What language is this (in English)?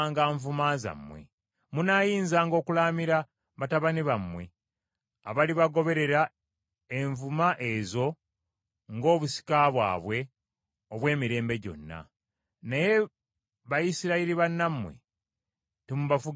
Ganda